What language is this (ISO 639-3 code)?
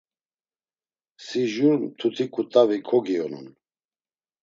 lzz